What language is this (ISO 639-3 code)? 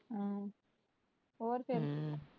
pan